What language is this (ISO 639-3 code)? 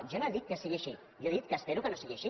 cat